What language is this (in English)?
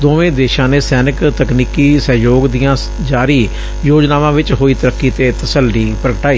Punjabi